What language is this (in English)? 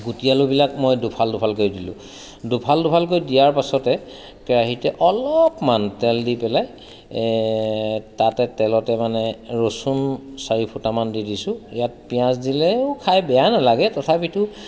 Assamese